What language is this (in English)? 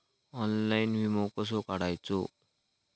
Marathi